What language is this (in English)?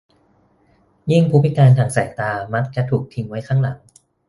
Thai